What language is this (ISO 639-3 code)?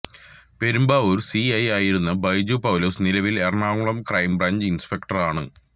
mal